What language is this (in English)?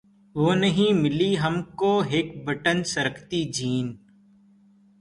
Urdu